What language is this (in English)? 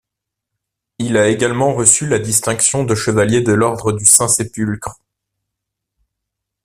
French